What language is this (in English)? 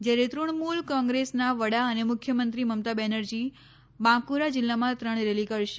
Gujarati